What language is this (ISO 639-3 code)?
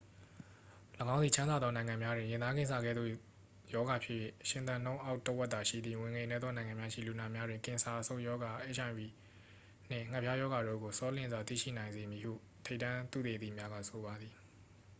mya